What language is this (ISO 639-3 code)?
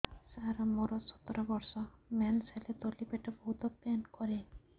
ori